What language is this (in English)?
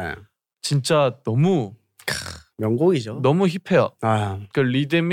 Korean